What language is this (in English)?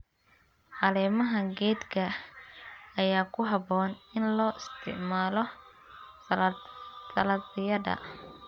Somali